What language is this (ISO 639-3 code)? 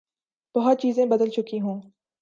urd